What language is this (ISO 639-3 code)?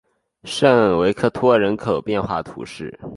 zho